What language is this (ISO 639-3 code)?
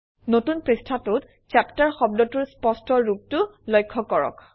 asm